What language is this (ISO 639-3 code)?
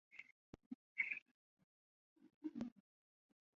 zho